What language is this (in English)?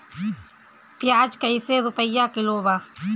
Bhojpuri